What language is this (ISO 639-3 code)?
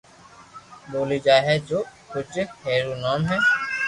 lrk